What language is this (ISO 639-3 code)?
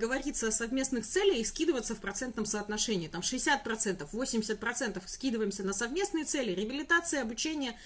rus